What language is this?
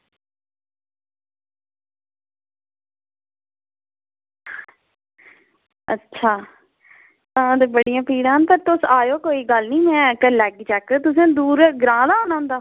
Dogri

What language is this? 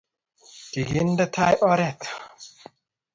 Kalenjin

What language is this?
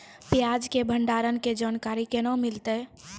Maithili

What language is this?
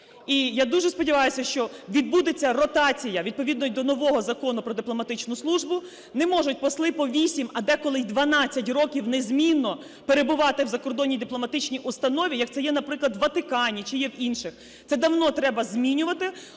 Ukrainian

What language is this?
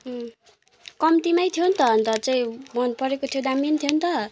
Nepali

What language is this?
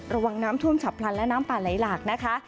Thai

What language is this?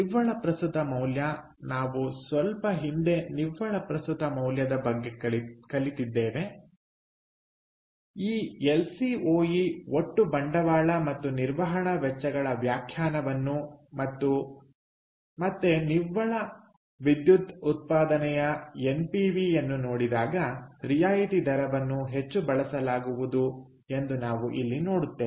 Kannada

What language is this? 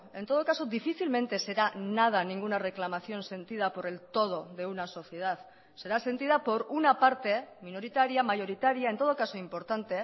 Spanish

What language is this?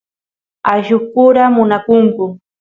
Santiago del Estero Quichua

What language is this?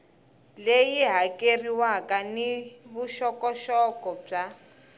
Tsonga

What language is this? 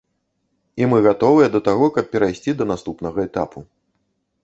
Belarusian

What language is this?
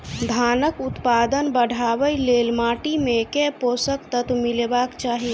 Maithili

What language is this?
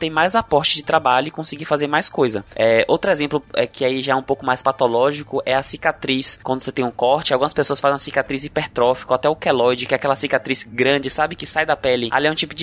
Portuguese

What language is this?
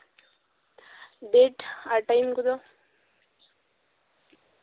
Santali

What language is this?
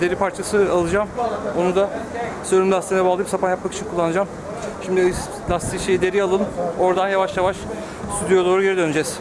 Turkish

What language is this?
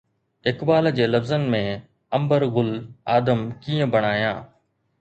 Sindhi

